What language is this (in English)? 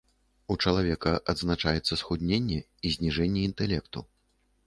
Belarusian